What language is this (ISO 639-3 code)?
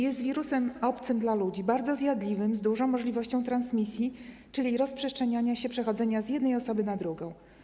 pol